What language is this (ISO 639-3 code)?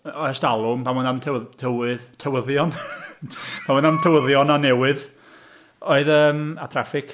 cym